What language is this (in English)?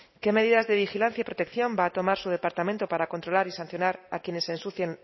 Spanish